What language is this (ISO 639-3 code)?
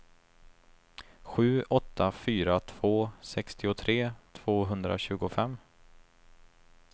swe